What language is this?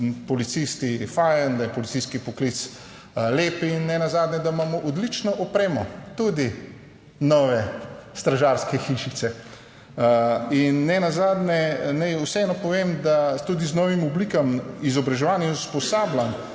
Slovenian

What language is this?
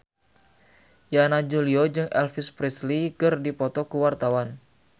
Sundanese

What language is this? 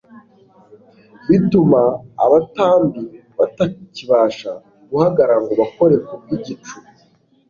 Kinyarwanda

